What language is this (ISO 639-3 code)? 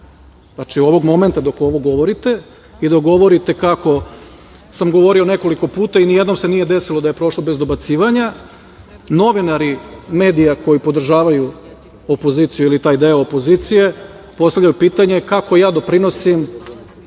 srp